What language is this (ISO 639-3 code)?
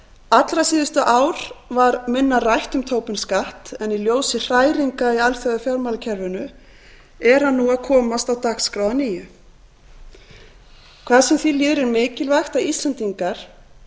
isl